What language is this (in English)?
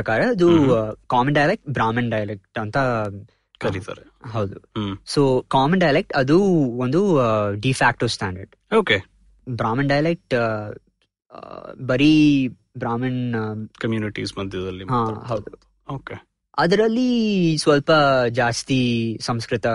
Kannada